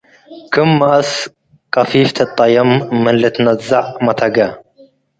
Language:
Tigre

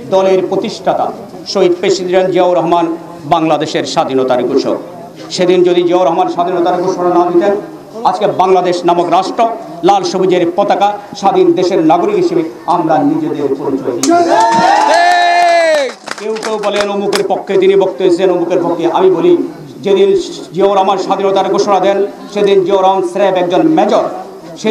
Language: Romanian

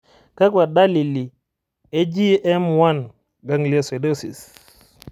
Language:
Masai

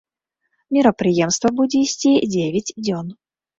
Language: Belarusian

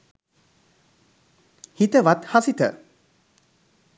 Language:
Sinhala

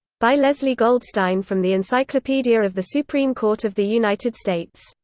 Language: English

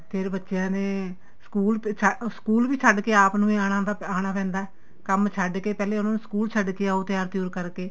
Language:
Punjabi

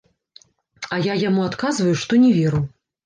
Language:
Belarusian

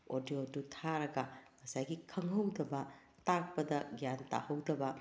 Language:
Manipuri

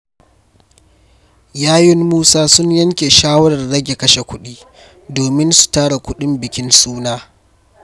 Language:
Hausa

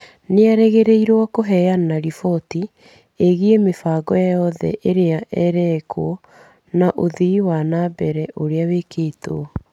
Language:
Kikuyu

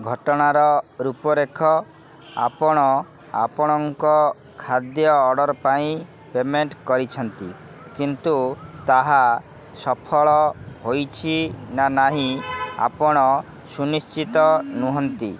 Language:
Odia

